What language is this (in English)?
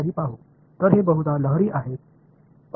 Tamil